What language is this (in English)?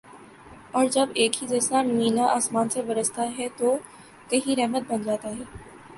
Urdu